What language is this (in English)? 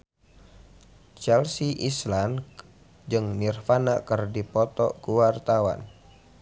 Sundanese